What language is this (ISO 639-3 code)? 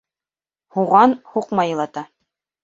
bak